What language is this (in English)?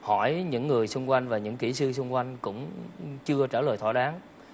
Vietnamese